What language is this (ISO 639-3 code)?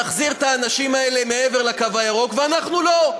heb